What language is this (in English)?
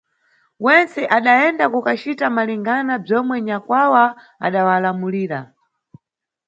Nyungwe